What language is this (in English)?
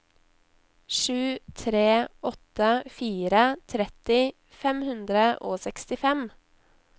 Norwegian